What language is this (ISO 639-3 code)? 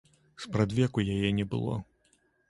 bel